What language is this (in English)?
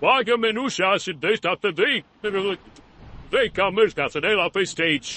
Romanian